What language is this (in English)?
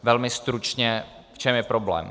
Czech